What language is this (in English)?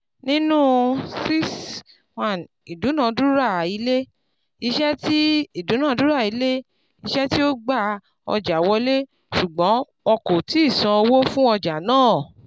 Yoruba